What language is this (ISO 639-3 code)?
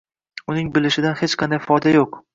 uzb